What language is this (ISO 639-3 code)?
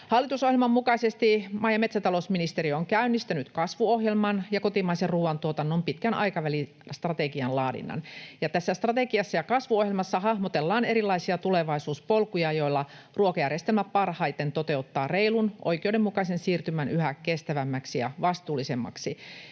fin